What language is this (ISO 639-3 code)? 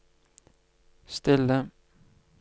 nor